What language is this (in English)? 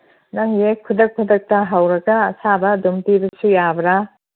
Manipuri